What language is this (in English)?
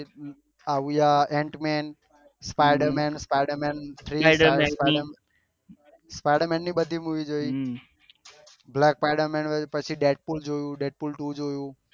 Gujarati